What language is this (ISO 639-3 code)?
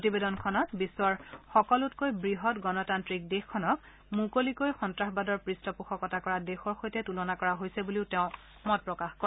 asm